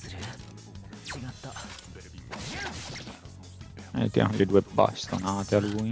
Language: Italian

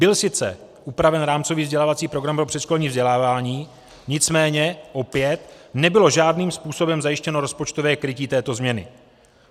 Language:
Czech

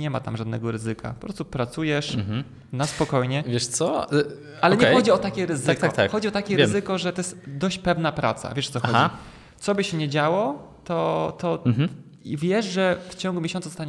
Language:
Polish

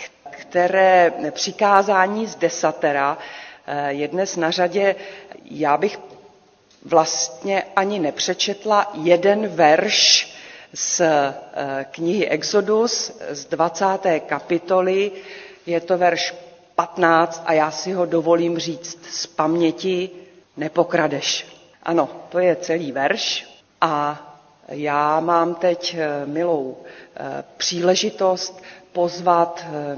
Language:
Czech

